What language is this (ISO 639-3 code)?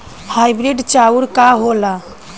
bho